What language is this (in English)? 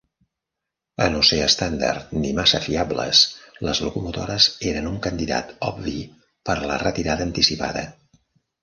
Catalan